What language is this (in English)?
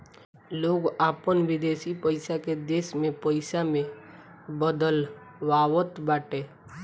Bhojpuri